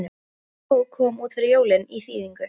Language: Icelandic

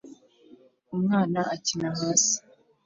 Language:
Kinyarwanda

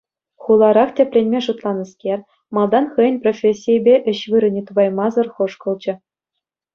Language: Chuvash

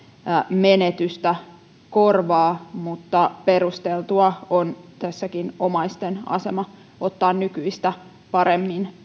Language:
Finnish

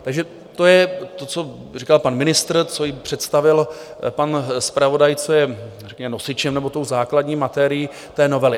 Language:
Czech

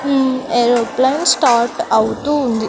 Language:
Telugu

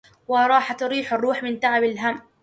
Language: Arabic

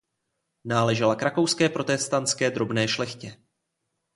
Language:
Czech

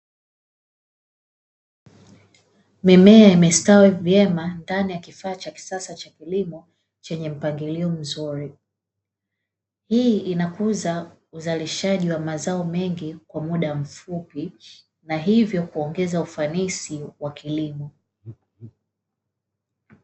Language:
Swahili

